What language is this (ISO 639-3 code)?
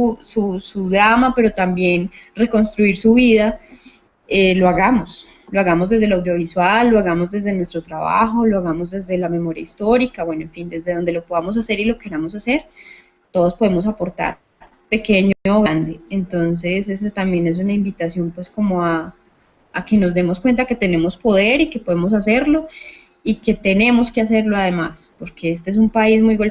spa